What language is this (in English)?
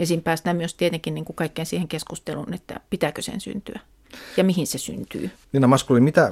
Finnish